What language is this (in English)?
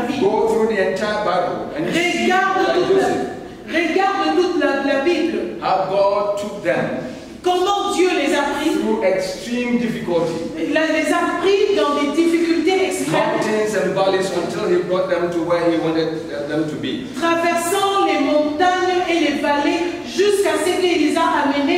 French